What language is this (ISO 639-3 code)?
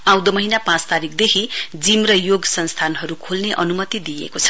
nep